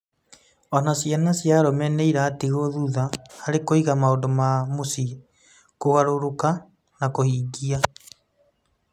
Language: Kikuyu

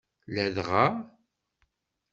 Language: Kabyle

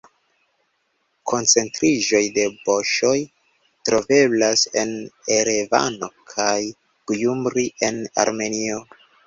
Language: Esperanto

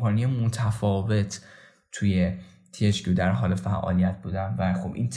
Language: Persian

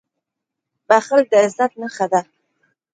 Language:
Pashto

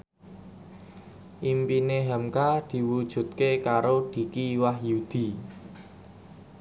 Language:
Javanese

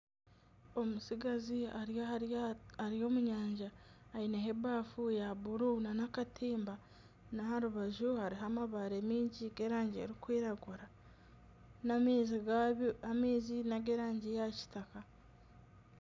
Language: Nyankole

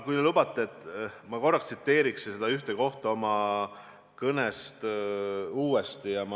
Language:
Estonian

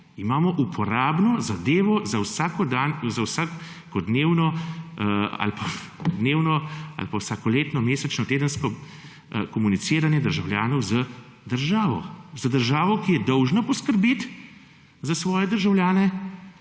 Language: Slovenian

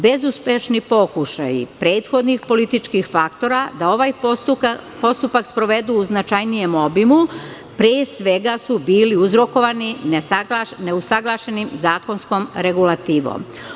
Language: Serbian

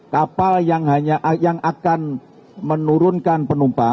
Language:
Indonesian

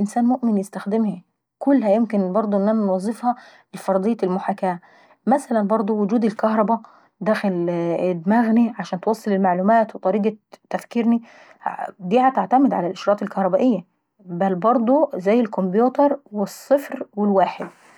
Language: Saidi Arabic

